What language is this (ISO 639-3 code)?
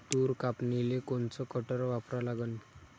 mar